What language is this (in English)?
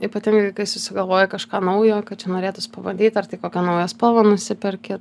Lithuanian